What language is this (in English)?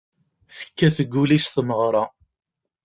Kabyle